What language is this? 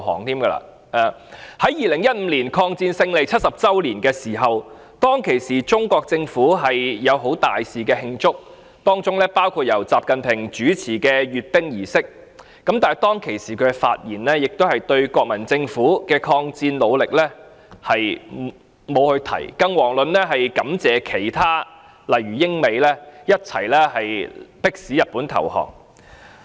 Cantonese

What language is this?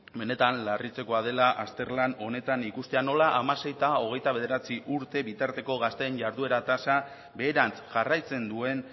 Basque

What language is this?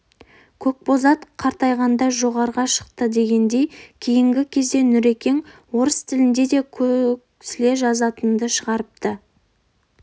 Kazakh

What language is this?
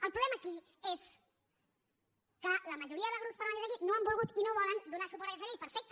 Catalan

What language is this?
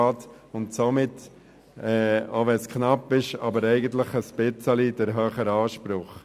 Swiss German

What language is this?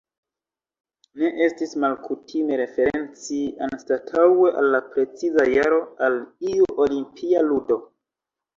Esperanto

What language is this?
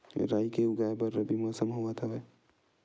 Chhattisgarhi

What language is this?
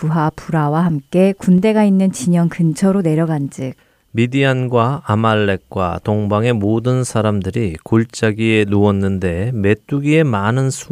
Korean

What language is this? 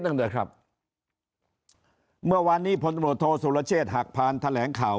Thai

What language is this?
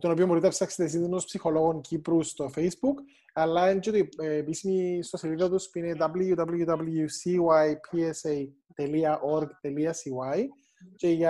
Greek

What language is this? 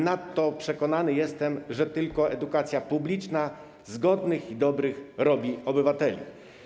Polish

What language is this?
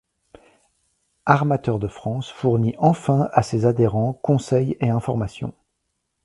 French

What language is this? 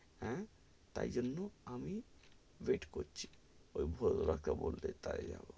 Bangla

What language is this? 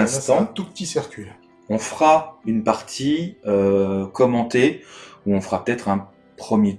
French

